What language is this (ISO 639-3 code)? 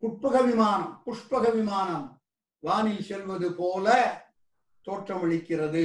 tam